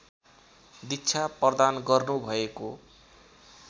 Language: Nepali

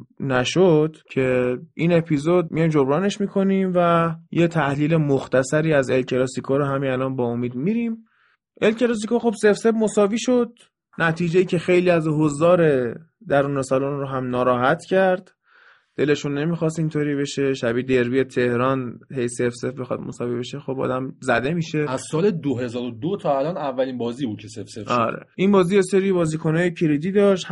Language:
Persian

